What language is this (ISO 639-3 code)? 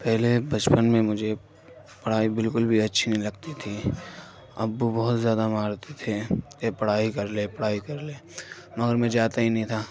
urd